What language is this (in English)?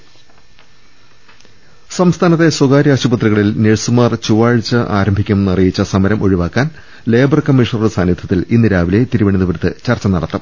Malayalam